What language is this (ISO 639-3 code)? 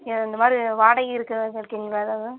tam